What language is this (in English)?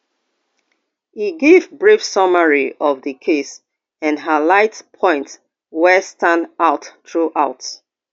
Nigerian Pidgin